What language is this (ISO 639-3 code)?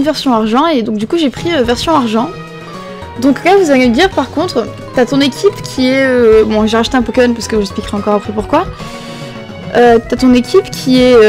fra